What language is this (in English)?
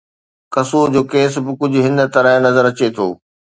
Sindhi